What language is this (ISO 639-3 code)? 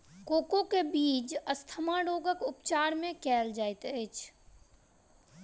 mai